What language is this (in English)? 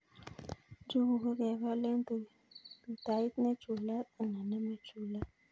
Kalenjin